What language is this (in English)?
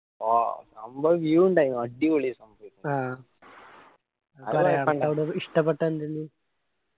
Malayalam